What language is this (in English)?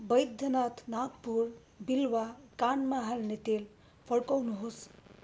Nepali